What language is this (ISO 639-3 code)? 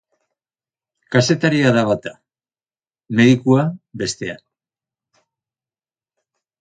eus